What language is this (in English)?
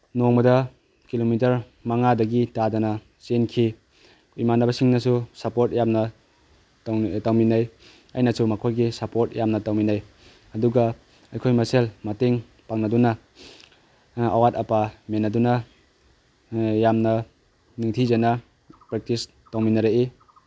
Manipuri